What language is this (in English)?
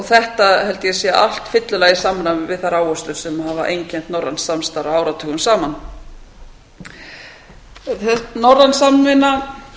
Icelandic